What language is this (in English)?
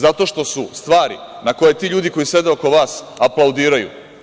Serbian